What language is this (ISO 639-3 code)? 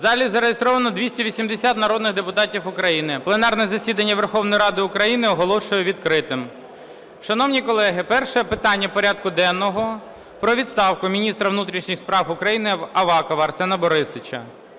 ukr